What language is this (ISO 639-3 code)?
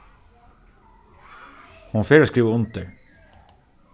fao